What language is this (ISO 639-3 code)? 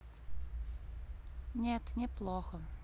rus